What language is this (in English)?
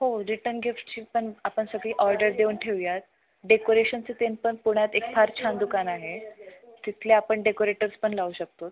Marathi